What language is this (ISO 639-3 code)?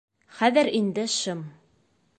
bak